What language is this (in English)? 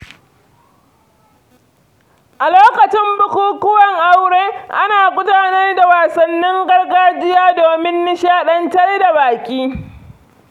Hausa